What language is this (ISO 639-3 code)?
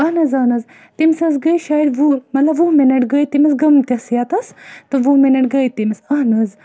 kas